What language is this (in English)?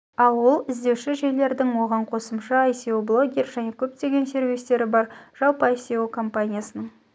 Kazakh